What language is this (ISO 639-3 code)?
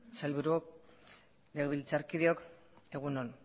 eus